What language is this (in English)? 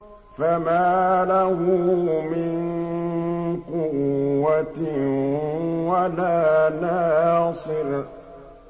Arabic